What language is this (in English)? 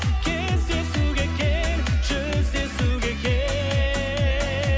Kazakh